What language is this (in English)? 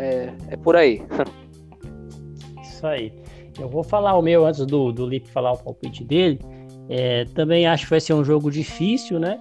Portuguese